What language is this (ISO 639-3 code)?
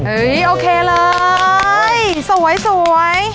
tha